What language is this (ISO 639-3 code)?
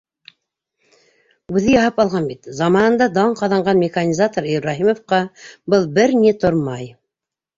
bak